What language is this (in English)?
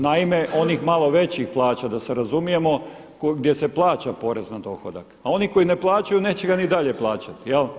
Croatian